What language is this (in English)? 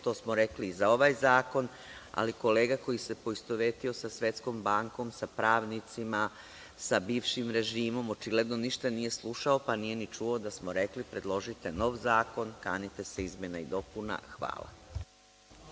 Serbian